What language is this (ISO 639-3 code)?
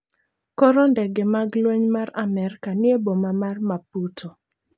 luo